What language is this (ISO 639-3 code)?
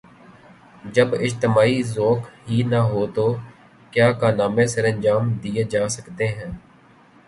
urd